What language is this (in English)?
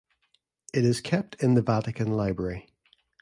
English